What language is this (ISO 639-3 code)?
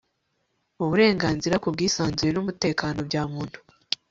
kin